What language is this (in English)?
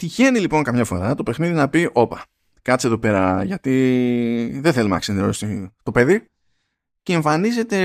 Greek